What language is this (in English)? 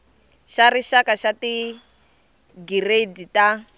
Tsonga